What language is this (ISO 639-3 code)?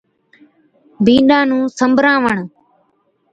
odk